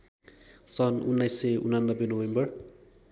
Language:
Nepali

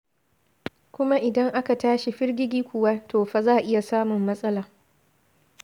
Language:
Hausa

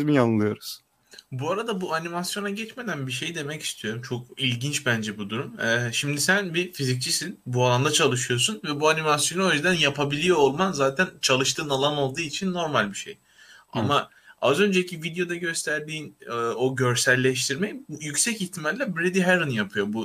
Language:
Turkish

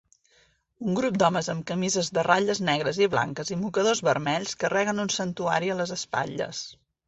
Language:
Catalan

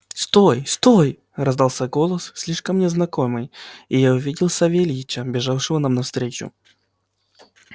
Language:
Russian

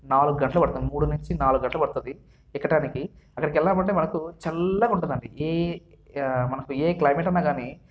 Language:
Telugu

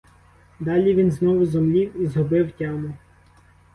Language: Ukrainian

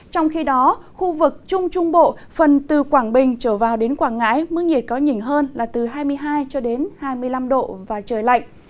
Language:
Vietnamese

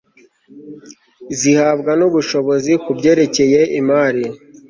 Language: Kinyarwanda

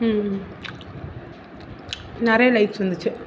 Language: Tamil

